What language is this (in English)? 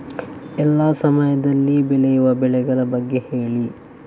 Kannada